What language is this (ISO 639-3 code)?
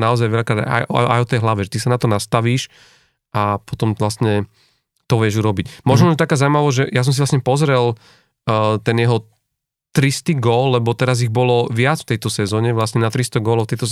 slk